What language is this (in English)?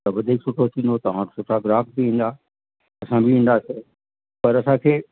Sindhi